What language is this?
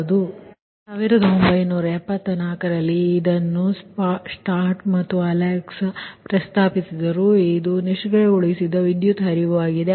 Kannada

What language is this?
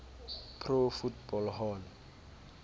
Xhosa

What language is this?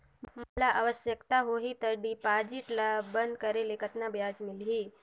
Chhattisgarhi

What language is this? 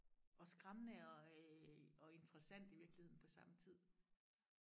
Danish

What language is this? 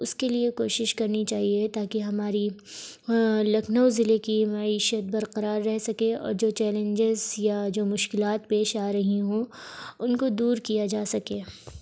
Urdu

